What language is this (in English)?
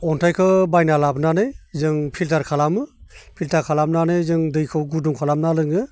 Bodo